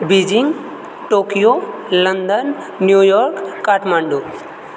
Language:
Maithili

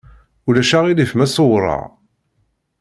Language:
Kabyle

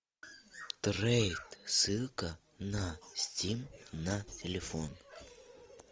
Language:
Russian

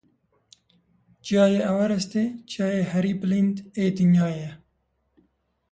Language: Kurdish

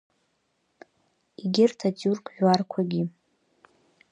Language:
Abkhazian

